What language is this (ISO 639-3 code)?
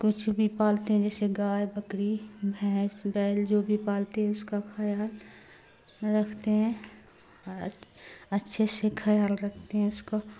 urd